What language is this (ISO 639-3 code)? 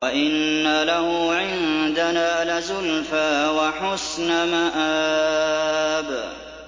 ara